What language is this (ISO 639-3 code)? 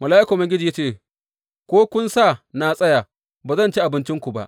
hau